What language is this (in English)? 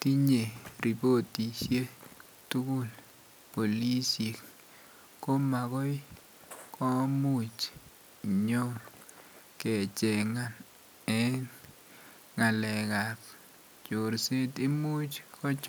Kalenjin